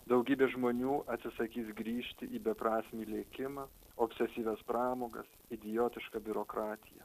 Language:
Lithuanian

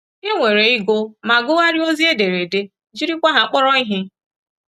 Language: Igbo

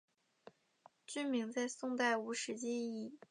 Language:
Chinese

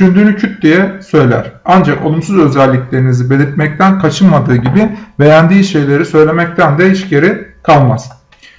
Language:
Turkish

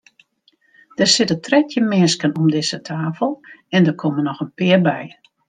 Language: Western Frisian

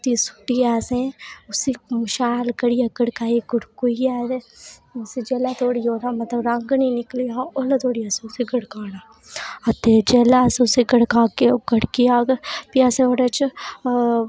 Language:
Dogri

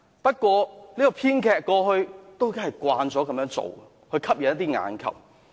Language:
Cantonese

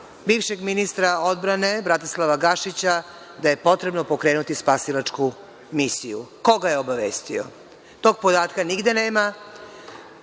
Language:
Serbian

